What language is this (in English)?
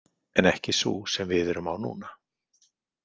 Icelandic